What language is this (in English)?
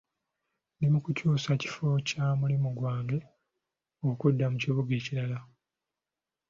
Ganda